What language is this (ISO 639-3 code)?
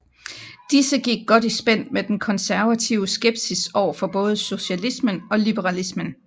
dan